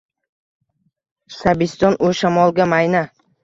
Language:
Uzbek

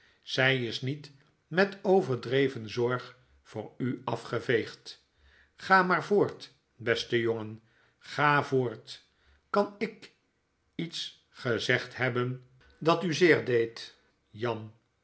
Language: Dutch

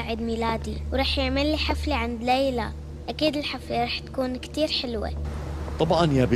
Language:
Arabic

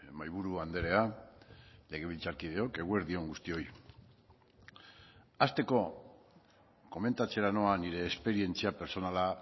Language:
Basque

